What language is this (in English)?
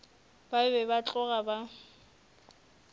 Northern Sotho